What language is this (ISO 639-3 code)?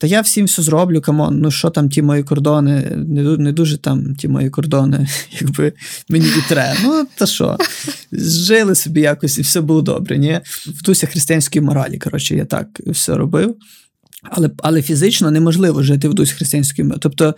ukr